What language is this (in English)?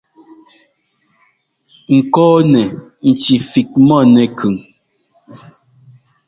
Ngomba